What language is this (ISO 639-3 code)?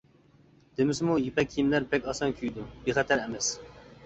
uig